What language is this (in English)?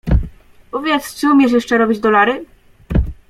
Polish